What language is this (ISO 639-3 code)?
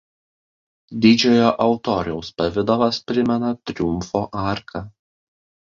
lit